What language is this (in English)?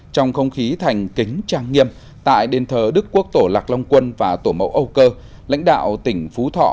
Vietnamese